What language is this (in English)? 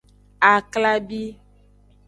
Aja (Benin)